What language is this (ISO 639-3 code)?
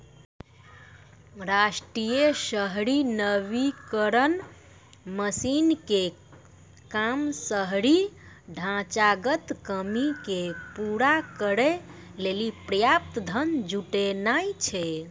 mai